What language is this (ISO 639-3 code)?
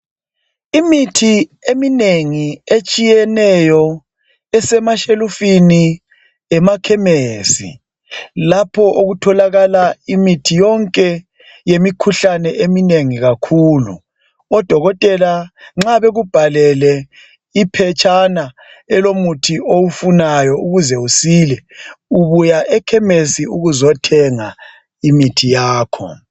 nde